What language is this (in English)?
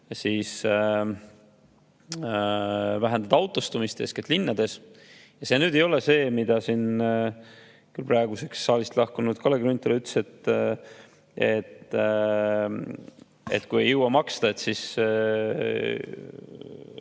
Estonian